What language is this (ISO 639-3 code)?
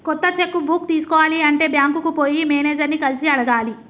tel